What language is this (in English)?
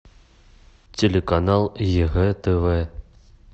Russian